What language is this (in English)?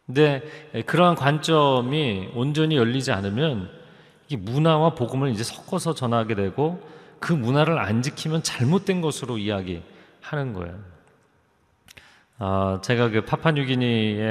Korean